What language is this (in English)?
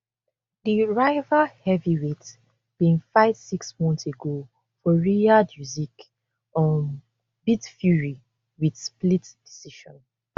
Nigerian Pidgin